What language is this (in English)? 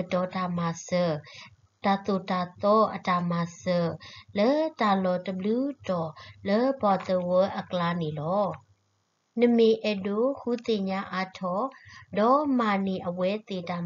Thai